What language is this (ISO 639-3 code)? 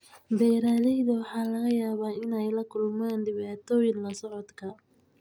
som